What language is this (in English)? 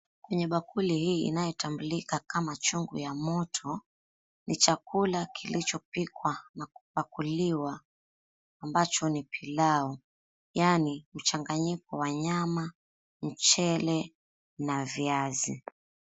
Swahili